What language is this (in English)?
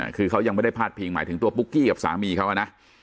Thai